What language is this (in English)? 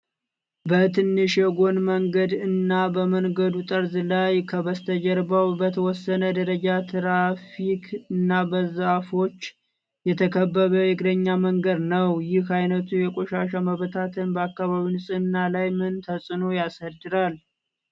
Amharic